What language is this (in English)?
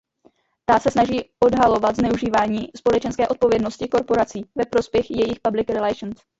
Czech